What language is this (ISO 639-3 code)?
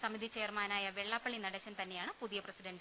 mal